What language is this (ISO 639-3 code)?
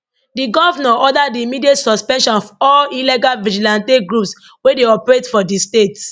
pcm